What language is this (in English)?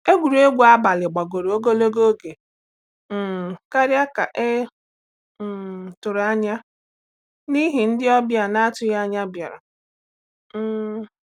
Igbo